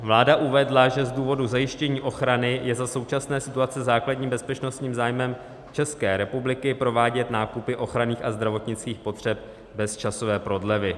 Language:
Czech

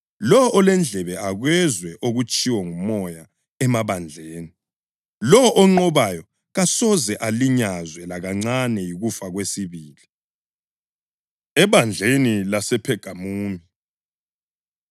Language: North Ndebele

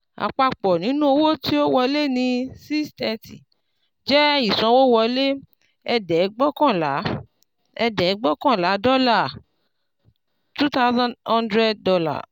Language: Yoruba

